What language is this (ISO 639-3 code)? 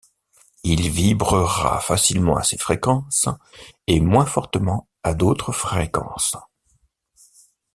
fra